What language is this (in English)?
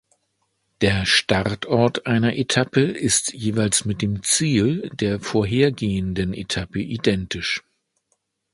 German